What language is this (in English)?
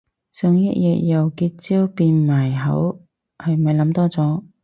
Cantonese